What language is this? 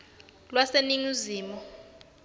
Swati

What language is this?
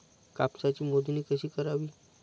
Marathi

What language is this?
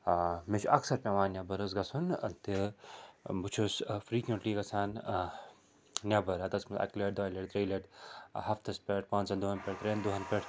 Kashmiri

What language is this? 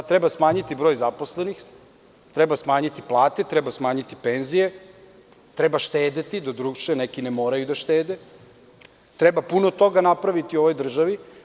Serbian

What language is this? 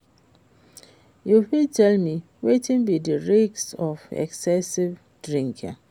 Nigerian Pidgin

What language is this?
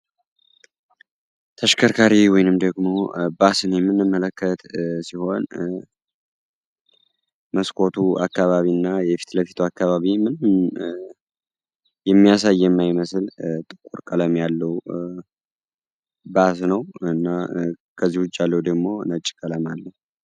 Amharic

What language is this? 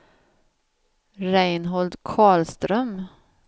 Swedish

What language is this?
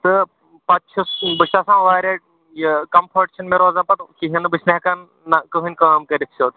Kashmiri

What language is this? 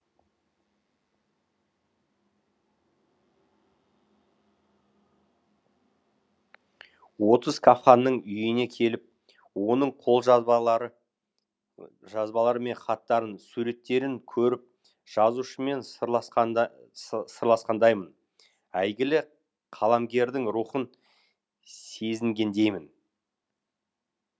Kazakh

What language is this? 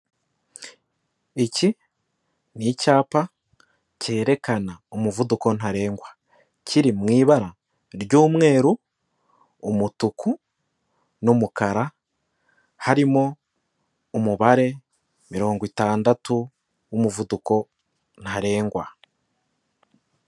Kinyarwanda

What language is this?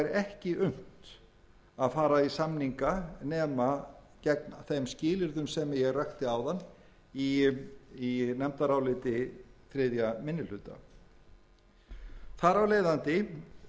Icelandic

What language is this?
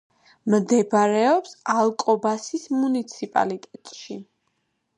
Georgian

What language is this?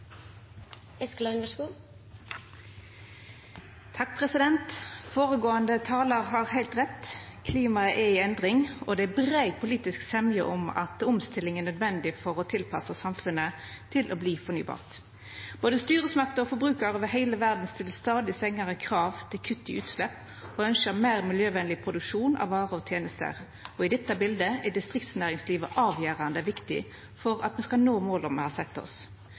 Norwegian Nynorsk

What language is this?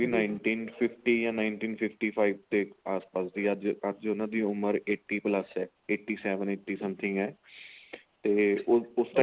Punjabi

